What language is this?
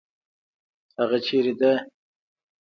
Pashto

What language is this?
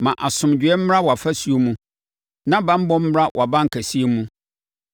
Akan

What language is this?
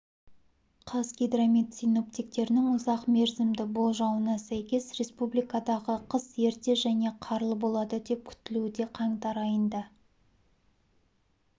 Kazakh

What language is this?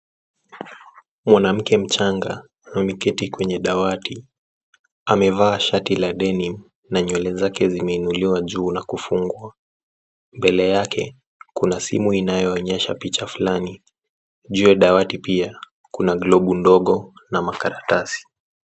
Swahili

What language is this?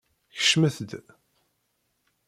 Kabyle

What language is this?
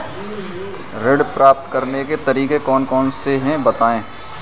Hindi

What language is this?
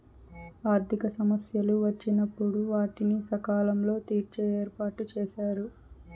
Telugu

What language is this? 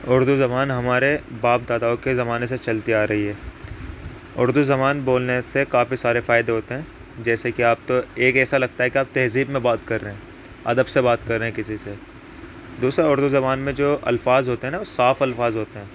Urdu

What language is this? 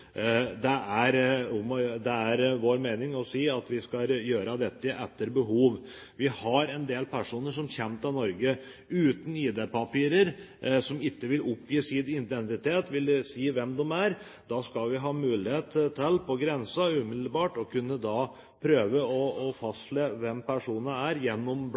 Norwegian Bokmål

